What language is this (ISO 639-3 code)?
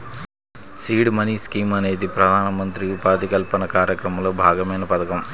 tel